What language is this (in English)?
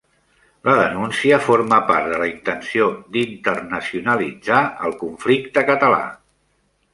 Catalan